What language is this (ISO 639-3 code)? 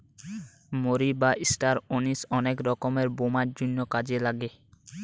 ben